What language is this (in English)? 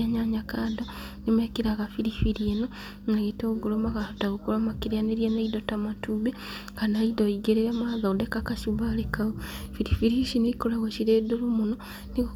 Kikuyu